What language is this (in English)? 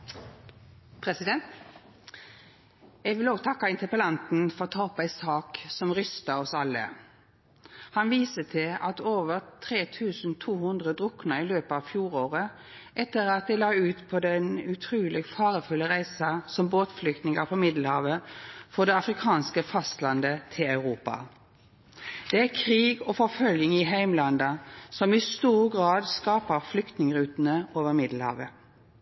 Norwegian Nynorsk